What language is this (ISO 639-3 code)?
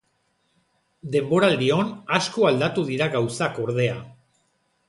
eus